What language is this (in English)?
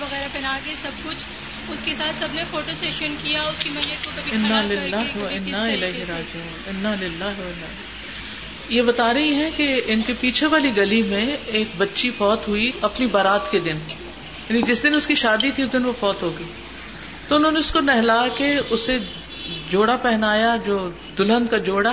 Urdu